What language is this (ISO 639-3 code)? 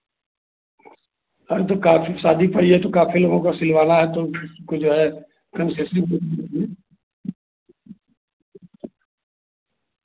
hin